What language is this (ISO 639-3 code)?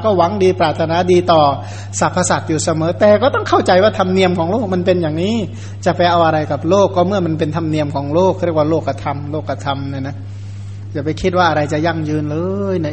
tha